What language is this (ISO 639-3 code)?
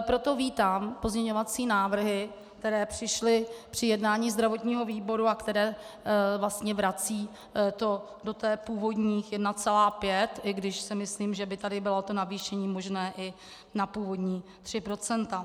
ces